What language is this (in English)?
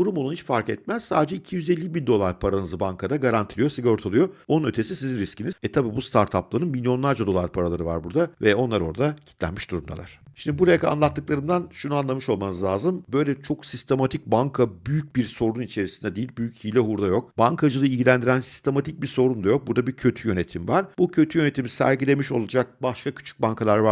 Turkish